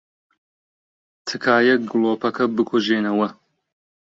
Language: Central Kurdish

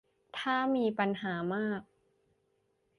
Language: Thai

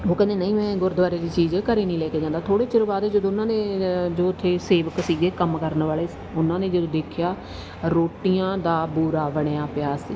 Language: Punjabi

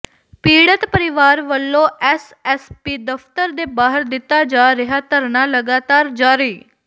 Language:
Punjabi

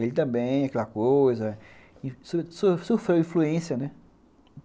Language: Portuguese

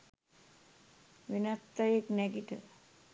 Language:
Sinhala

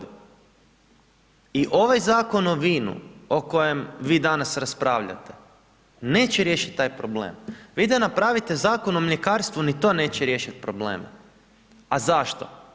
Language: Croatian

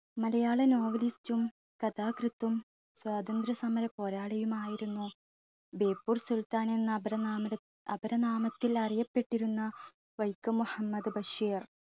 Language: Malayalam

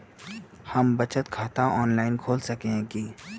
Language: Magahi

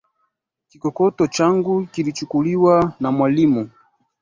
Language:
Swahili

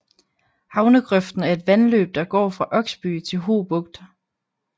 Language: Danish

